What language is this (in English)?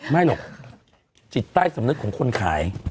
Thai